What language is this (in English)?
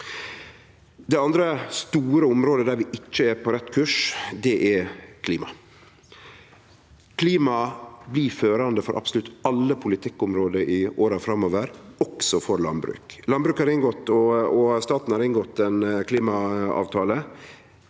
Norwegian